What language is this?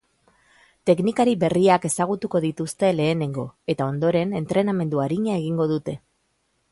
Basque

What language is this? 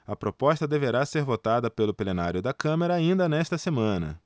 Portuguese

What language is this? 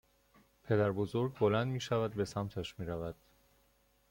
Persian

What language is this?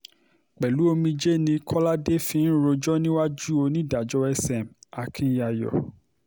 Yoruba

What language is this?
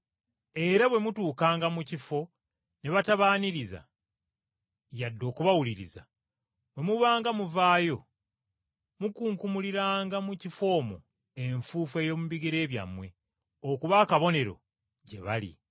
Ganda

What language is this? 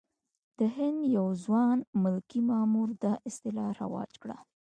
Pashto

